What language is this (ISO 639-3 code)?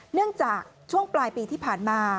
tha